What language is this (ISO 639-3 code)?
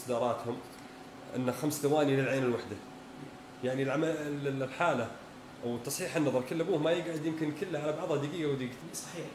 ara